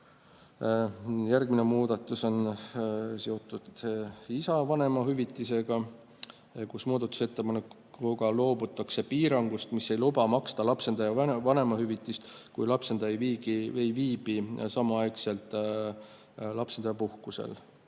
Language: Estonian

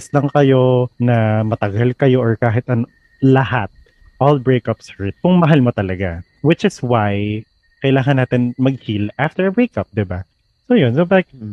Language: Filipino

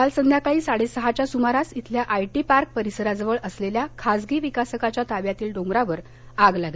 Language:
Marathi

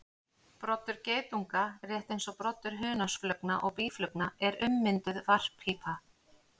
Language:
Icelandic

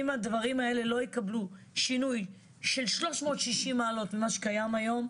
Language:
Hebrew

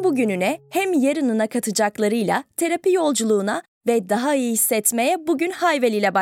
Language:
Turkish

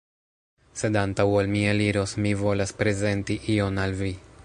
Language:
Esperanto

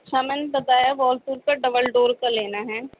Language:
Urdu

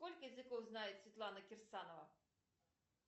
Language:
Russian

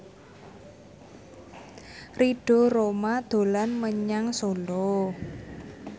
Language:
Javanese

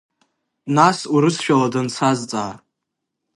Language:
Abkhazian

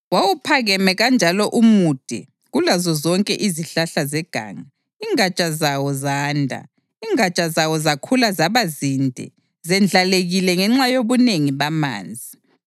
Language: North Ndebele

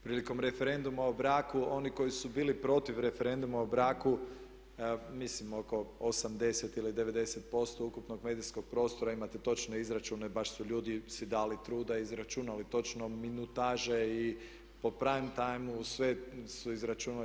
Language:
Croatian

